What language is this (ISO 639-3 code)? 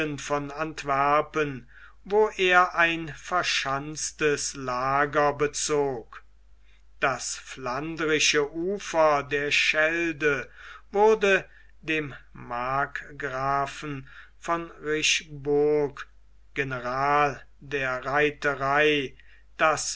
deu